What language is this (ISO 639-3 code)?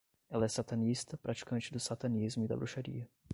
por